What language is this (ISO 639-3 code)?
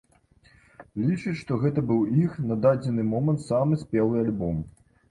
bel